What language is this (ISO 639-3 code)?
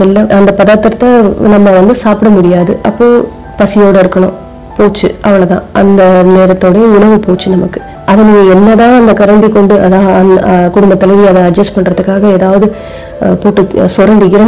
tam